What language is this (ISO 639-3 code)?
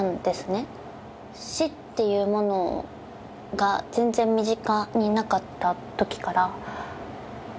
jpn